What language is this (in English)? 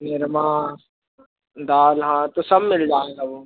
Hindi